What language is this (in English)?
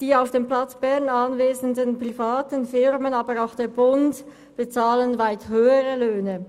Swiss German